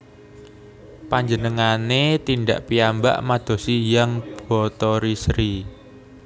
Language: Javanese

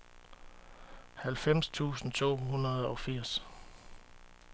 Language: Danish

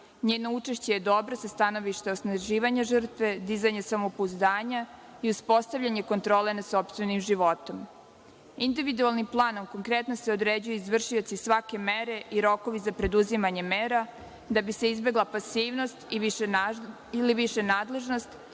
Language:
Serbian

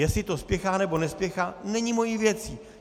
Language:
Czech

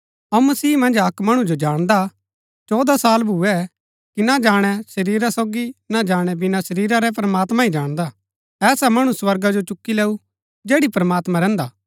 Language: Gaddi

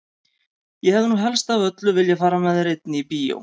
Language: Icelandic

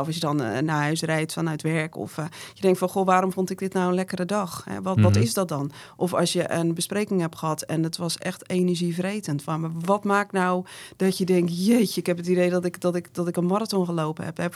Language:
Dutch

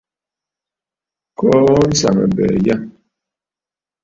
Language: Bafut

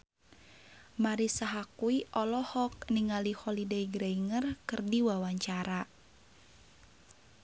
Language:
Sundanese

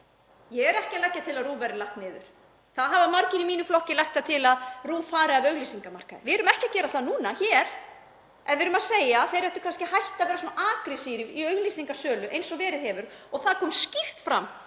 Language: Icelandic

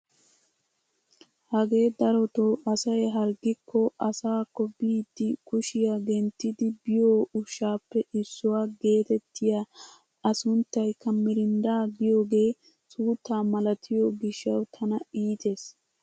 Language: Wolaytta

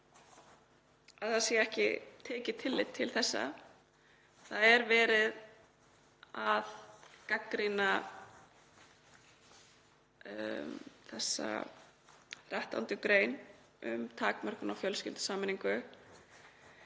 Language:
Icelandic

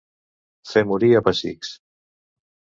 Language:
Catalan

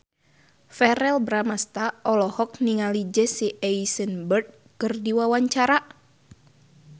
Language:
Sundanese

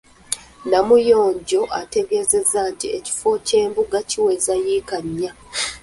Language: Ganda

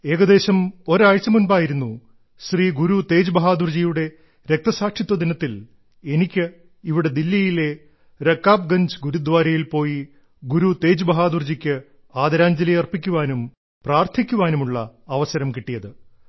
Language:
Malayalam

